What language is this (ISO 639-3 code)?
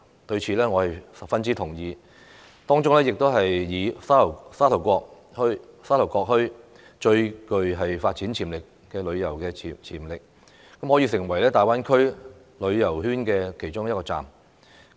yue